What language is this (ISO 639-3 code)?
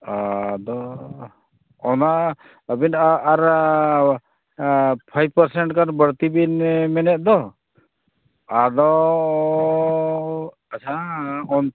sat